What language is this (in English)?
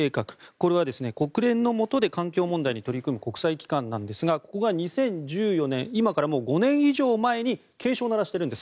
Japanese